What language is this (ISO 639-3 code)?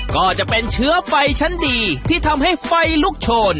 tha